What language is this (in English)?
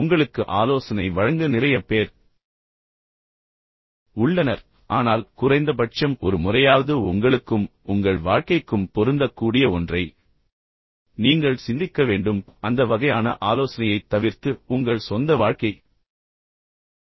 Tamil